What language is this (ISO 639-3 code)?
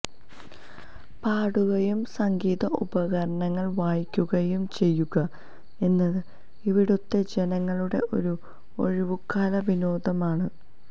mal